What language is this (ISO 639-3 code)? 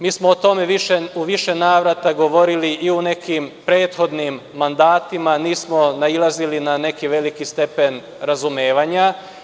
srp